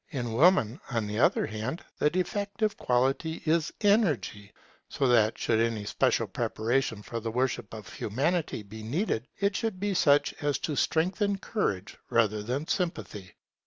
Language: English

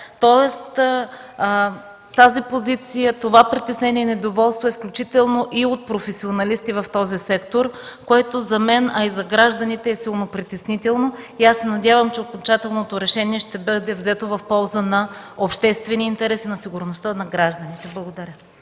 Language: Bulgarian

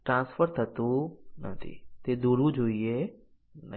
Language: Gujarati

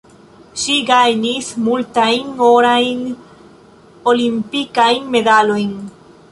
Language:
Esperanto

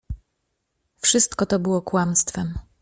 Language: Polish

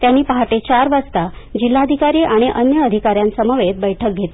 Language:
Marathi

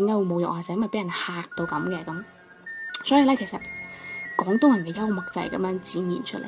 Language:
Chinese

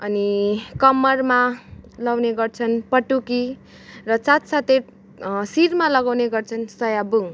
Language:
Nepali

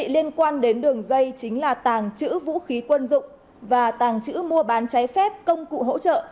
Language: Vietnamese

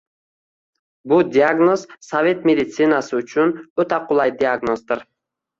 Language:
Uzbek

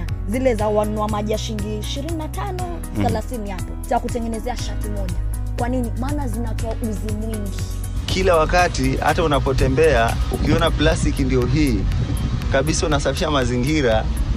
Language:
Swahili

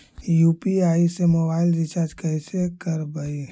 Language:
Magahi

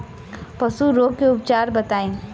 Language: Bhojpuri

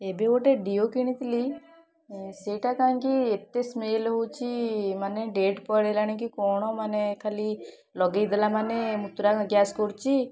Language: Odia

